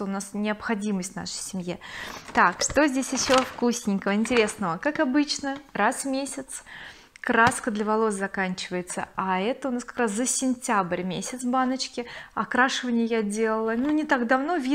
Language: Russian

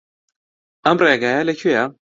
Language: Central Kurdish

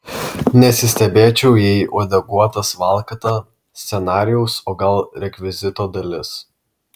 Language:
Lithuanian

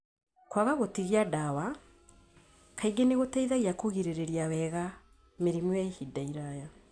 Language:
Kikuyu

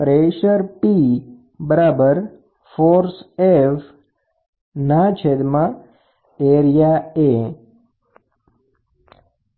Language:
Gujarati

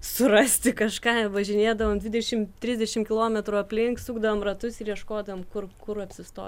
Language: Lithuanian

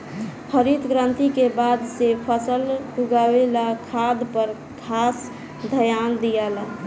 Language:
Bhojpuri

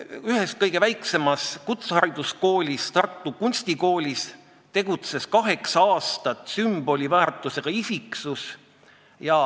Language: Estonian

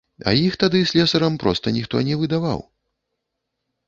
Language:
Belarusian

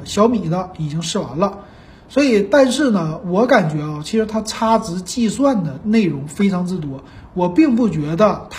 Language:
Chinese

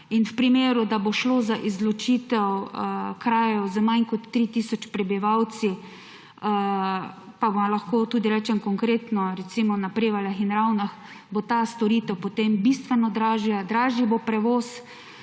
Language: Slovenian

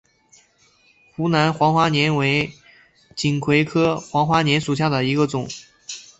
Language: Chinese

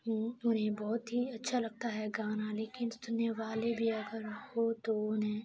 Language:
Urdu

